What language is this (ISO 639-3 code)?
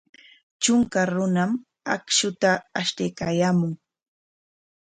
qwa